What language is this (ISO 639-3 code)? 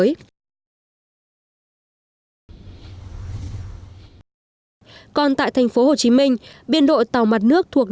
vie